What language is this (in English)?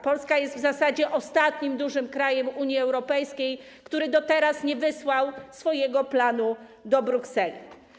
Polish